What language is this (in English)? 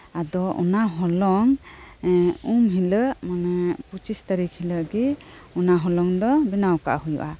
Santali